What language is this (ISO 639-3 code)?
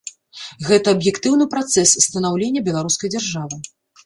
bel